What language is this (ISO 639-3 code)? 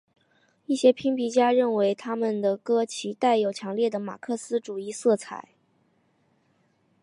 zho